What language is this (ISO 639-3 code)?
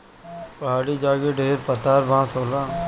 bho